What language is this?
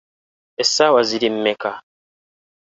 Ganda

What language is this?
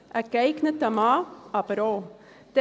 Swiss German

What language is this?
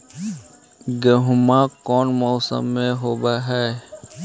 Magahi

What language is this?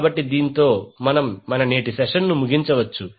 Telugu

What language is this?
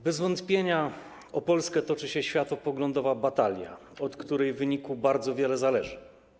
Polish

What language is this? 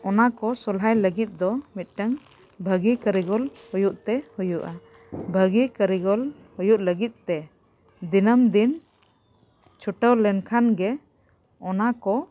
Santali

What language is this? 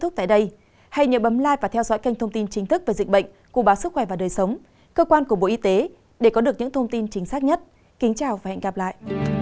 Vietnamese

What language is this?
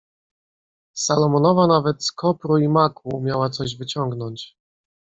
Polish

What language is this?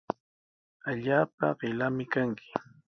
Sihuas Ancash Quechua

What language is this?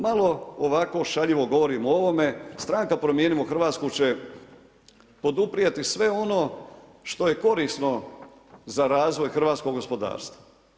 Croatian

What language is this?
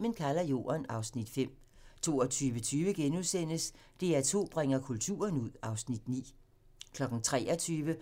Danish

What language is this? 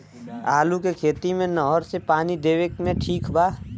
Bhojpuri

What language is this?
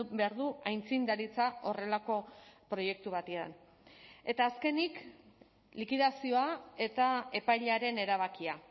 Basque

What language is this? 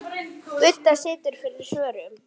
Icelandic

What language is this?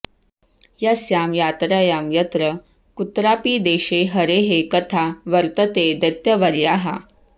Sanskrit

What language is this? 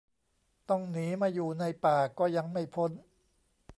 Thai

